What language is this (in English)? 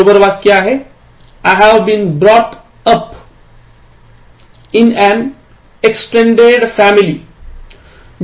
Marathi